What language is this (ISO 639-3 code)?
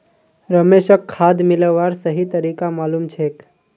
mag